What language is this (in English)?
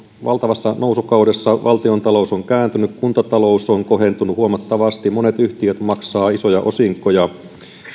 Finnish